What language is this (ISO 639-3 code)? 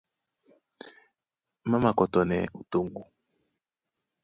dua